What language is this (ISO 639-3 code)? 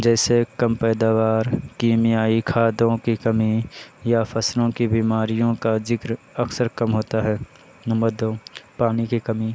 urd